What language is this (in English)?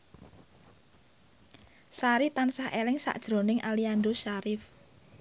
Javanese